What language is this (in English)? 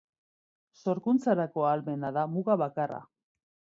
Basque